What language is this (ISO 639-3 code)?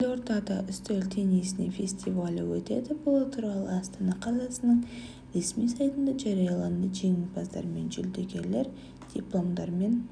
kaz